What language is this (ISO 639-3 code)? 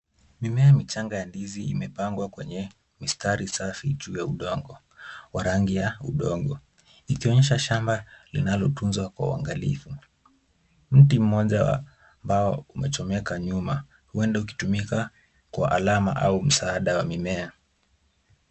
swa